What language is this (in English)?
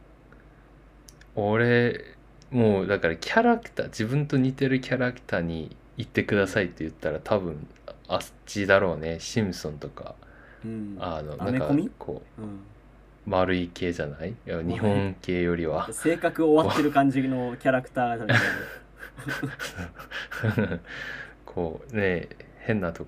Japanese